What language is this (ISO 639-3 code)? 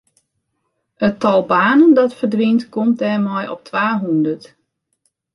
fry